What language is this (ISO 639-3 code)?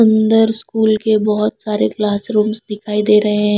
hin